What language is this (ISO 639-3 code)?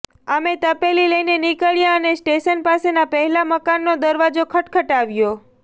guj